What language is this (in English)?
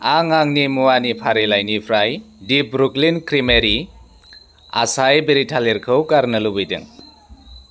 Bodo